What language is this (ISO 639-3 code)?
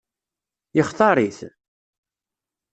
kab